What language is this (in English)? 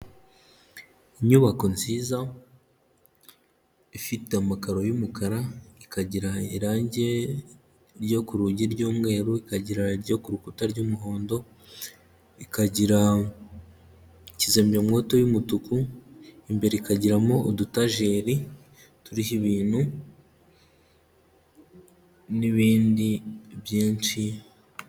Kinyarwanda